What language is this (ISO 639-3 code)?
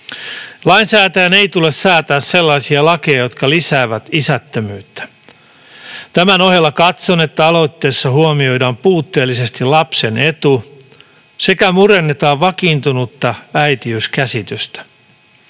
fin